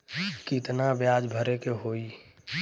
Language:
Bhojpuri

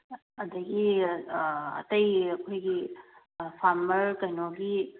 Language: Manipuri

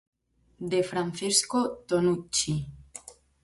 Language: Galician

